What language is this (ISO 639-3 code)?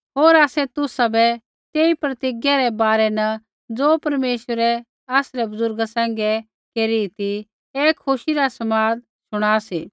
kfx